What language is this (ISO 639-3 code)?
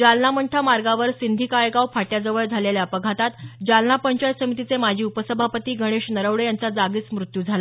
mar